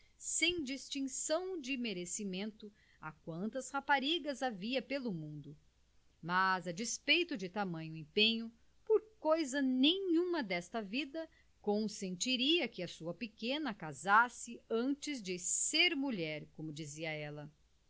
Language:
Portuguese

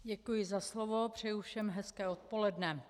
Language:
Czech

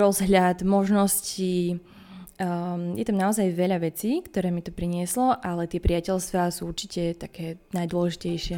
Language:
Slovak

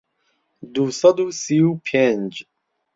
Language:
Central Kurdish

